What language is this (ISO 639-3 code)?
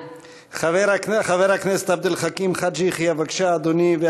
heb